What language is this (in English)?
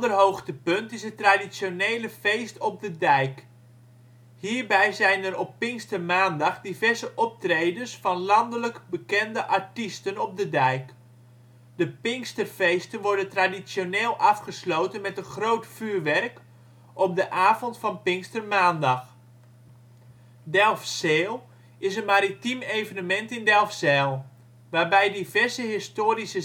Dutch